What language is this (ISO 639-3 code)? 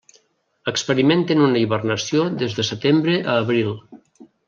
cat